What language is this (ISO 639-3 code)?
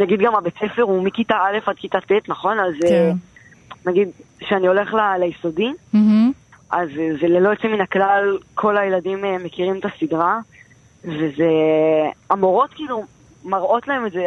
heb